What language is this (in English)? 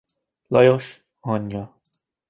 Hungarian